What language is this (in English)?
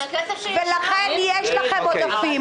Hebrew